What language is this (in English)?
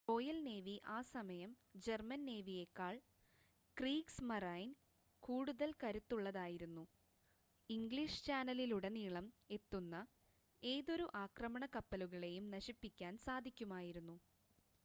Malayalam